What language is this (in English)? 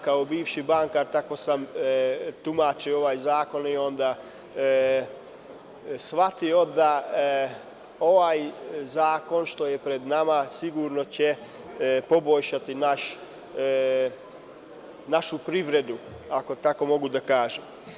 Serbian